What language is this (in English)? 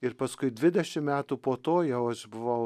Lithuanian